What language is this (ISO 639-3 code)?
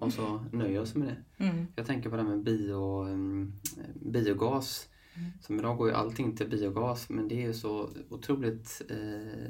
swe